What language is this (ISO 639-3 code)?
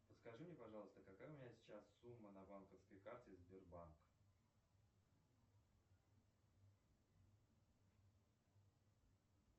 rus